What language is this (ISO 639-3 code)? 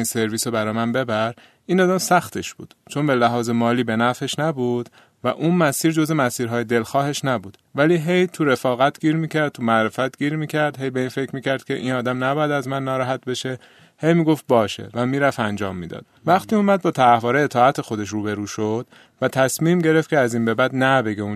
fas